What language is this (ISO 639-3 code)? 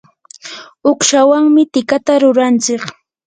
qur